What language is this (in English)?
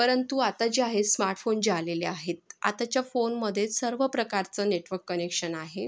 Marathi